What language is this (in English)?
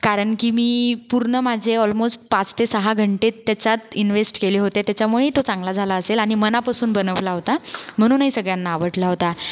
Marathi